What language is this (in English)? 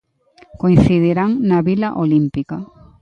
Galician